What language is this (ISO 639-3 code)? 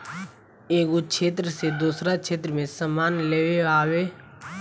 bho